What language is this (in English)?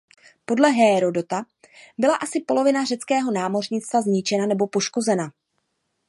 Czech